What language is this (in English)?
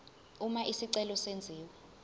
Zulu